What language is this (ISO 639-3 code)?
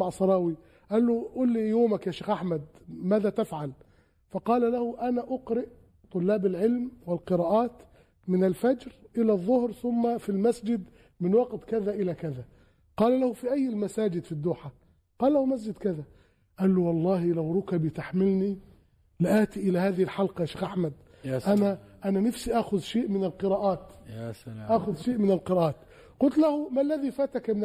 ara